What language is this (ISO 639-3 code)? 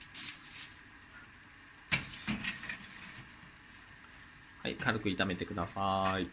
jpn